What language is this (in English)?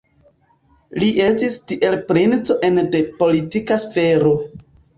Esperanto